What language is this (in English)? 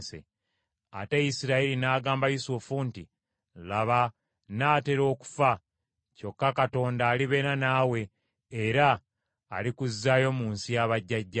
Ganda